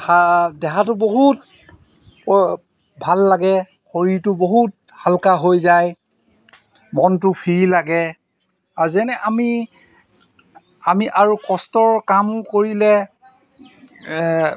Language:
Assamese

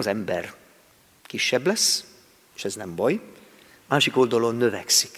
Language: Hungarian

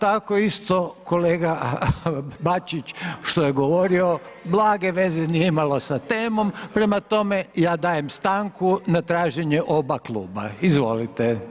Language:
Croatian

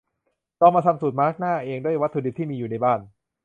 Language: Thai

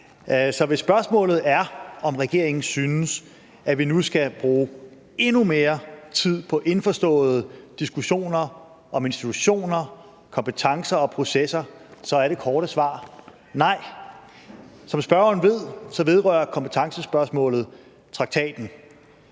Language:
Danish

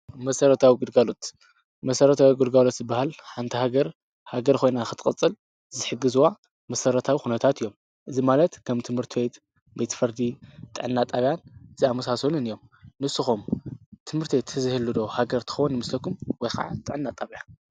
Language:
Tigrinya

